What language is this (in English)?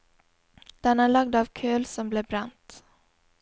Norwegian